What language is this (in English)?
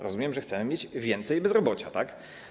Polish